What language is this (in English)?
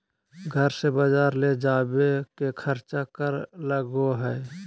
Magahi